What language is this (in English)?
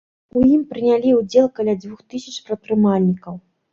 Belarusian